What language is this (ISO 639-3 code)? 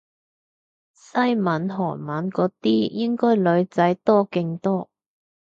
yue